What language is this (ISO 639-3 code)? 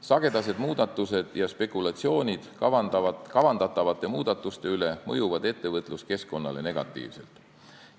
est